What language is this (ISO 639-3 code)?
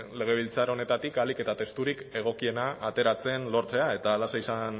eus